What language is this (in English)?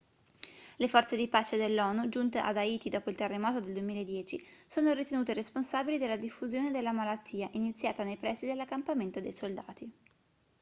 Italian